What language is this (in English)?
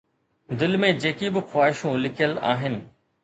Sindhi